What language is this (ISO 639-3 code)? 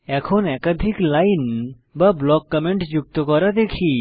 ben